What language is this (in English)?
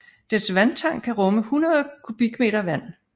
Danish